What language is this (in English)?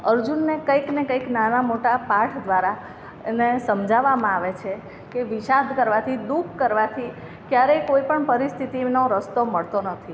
Gujarati